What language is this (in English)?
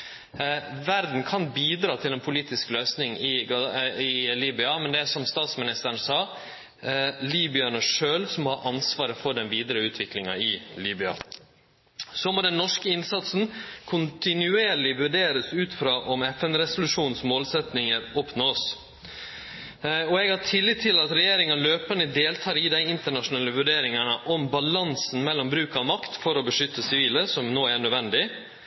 Norwegian Nynorsk